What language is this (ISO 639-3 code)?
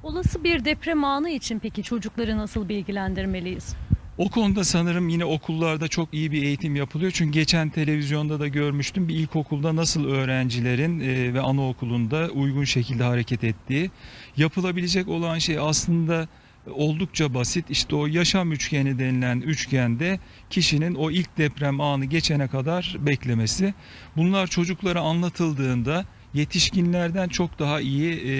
tur